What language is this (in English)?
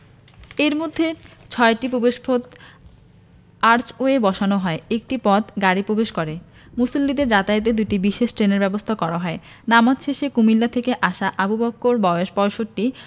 Bangla